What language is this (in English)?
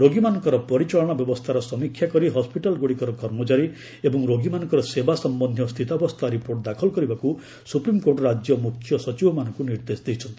Odia